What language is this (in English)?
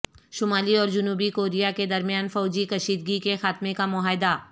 Urdu